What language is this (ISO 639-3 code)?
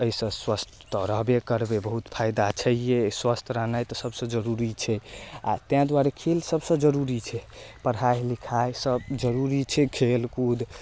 mai